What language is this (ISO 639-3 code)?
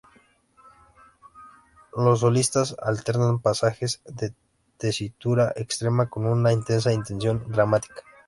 spa